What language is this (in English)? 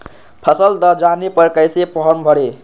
Magahi